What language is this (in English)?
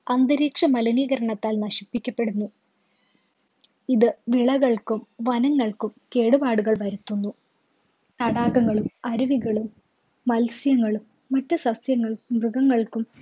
Malayalam